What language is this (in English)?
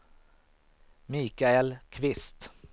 Swedish